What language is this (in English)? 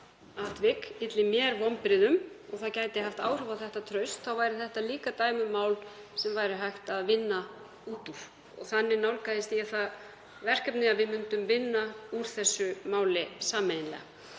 Icelandic